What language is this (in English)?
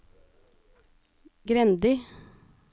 Norwegian